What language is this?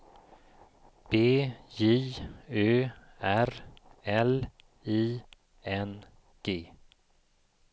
Swedish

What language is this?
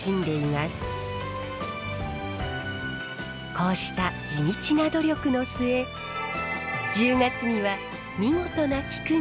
Japanese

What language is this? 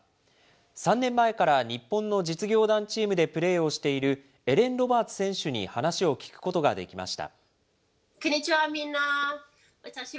Japanese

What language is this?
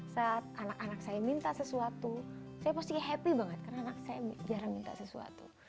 Indonesian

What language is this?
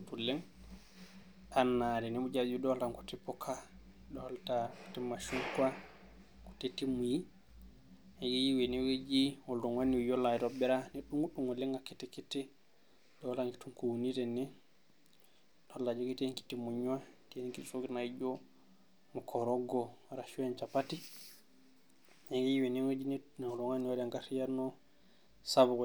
Masai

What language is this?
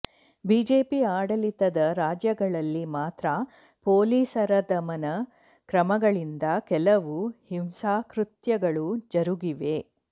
Kannada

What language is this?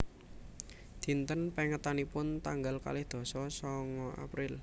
Javanese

